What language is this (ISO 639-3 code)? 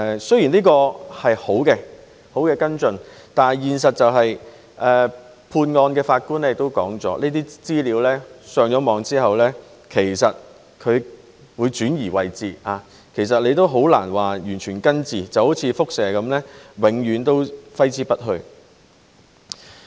yue